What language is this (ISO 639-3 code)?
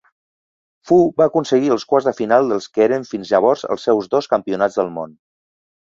cat